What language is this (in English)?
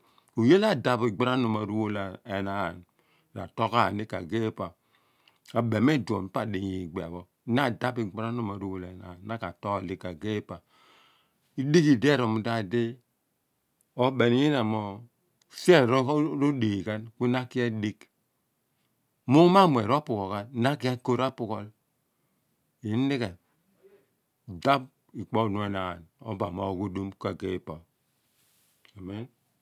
Abua